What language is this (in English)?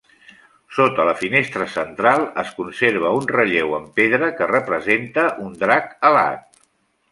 Catalan